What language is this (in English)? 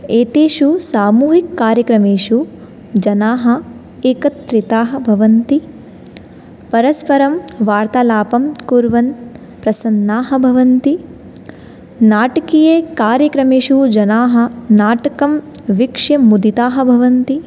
Sanskrit